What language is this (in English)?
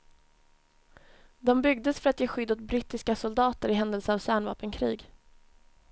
Swedish